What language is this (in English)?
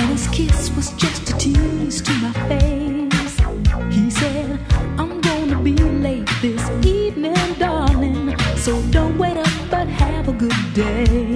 Dutch